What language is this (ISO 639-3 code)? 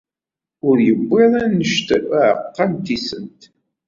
kab